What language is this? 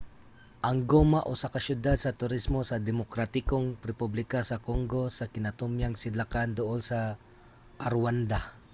Cebuano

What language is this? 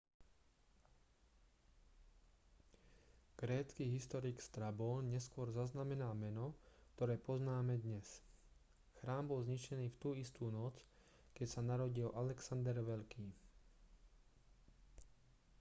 Slovak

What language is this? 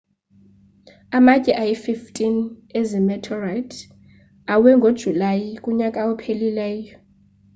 Xhosa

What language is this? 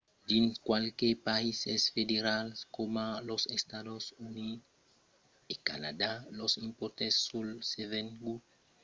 Occitan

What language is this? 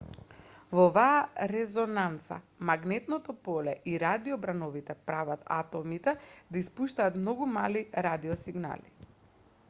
Macedonian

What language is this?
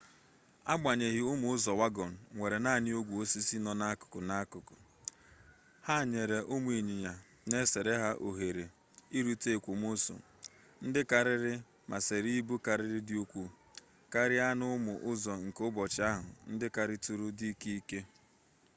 Igbo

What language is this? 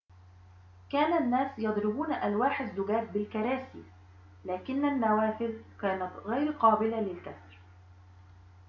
Arabic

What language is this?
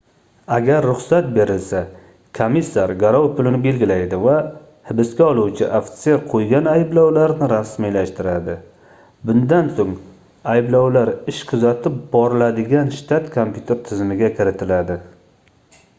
Uzbek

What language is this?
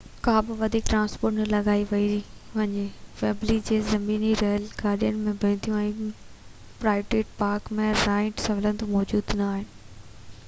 Sindhi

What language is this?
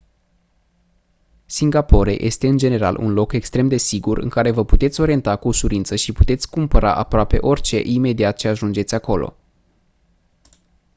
Romanian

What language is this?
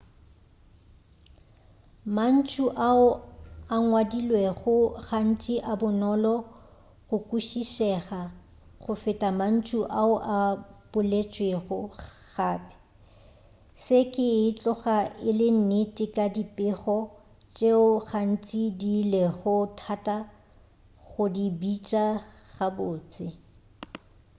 Northern Sotho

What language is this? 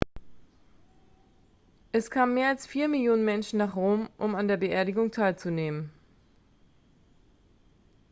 German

